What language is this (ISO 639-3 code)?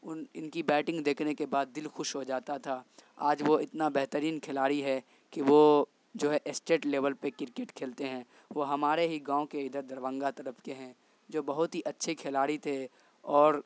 urd